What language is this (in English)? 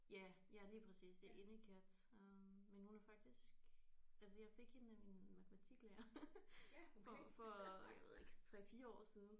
Danish